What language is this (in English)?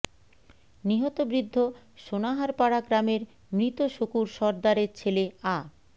Bangla